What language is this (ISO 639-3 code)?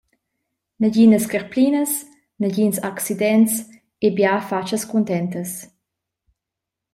roh